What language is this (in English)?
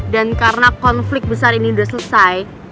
Indonesian